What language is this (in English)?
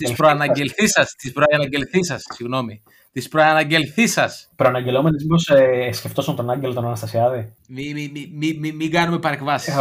Greek